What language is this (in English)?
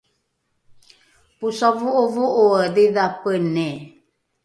Rukai